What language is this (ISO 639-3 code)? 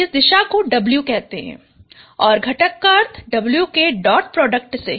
hin